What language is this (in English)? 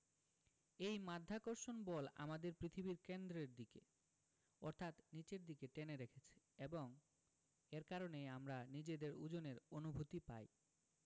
Bangla